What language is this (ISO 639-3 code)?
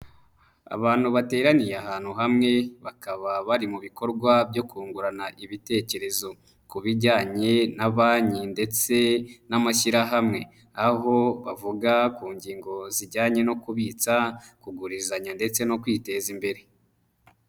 kin